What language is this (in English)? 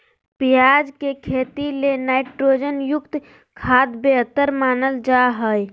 Magahi